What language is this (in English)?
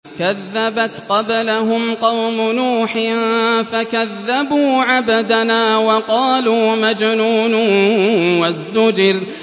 Arabic